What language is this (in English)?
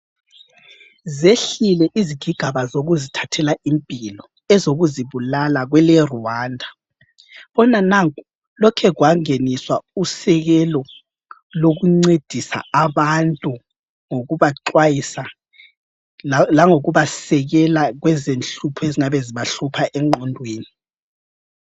North Ndebele